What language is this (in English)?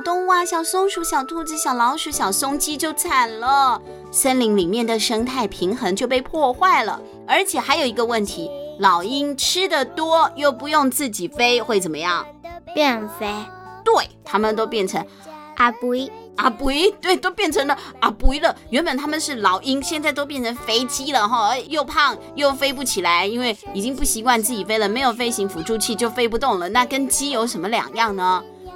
Chinese